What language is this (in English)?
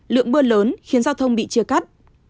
Vietnamese